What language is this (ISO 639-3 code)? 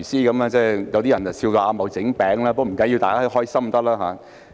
yue